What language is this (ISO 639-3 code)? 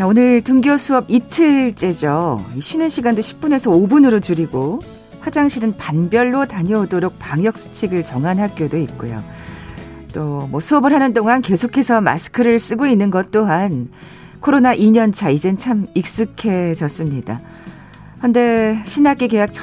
kor